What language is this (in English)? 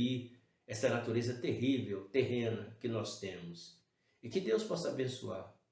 Portuguese